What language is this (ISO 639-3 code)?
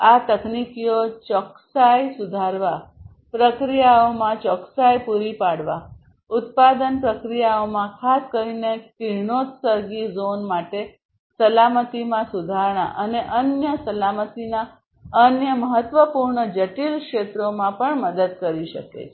guj